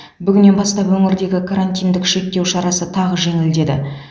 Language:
Kazakh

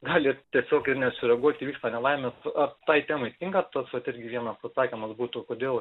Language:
Lithuanian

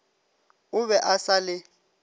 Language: Northern Sotho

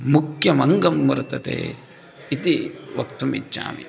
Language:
Sanskrit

